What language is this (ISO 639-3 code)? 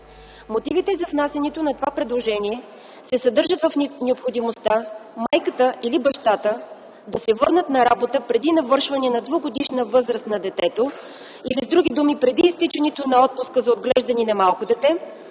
bul